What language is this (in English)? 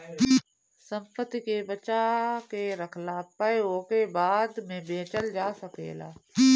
Bhojpuri